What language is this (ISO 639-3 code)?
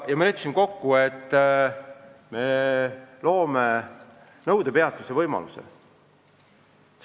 est